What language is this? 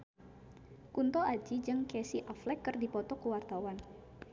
Sundanese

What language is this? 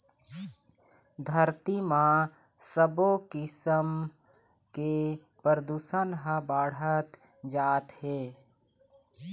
Chhattisgarhi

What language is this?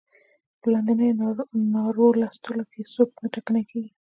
Pashto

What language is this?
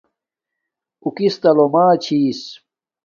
Domaaki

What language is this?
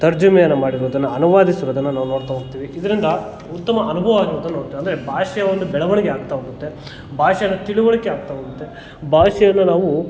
Kannada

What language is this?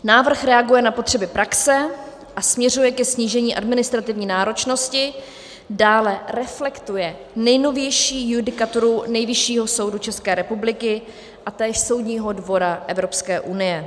Czech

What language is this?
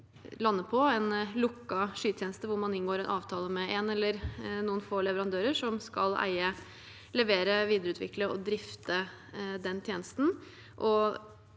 Norwegian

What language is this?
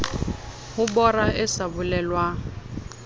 Southern Sotho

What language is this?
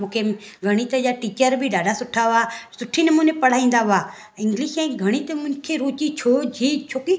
Sindhi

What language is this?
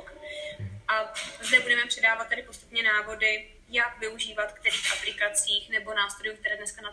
Czech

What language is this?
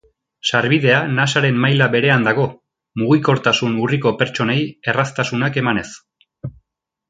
Basque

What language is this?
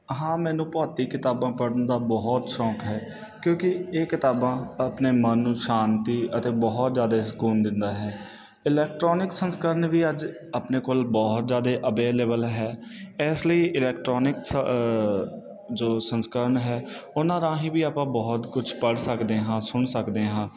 Punjabi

